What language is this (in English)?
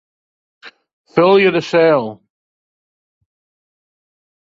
Western Frisian